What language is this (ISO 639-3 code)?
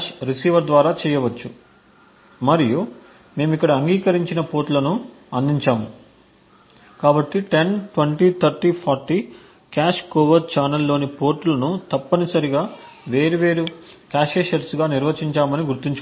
tel